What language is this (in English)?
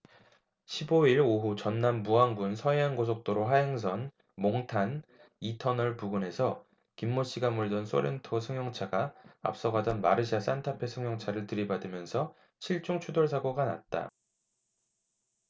Korean